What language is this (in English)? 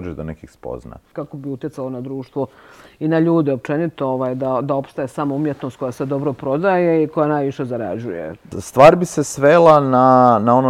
Croatian